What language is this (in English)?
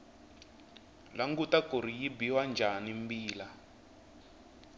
Tsonga